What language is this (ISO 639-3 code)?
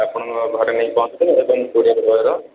ori